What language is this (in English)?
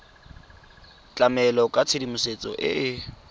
Tswana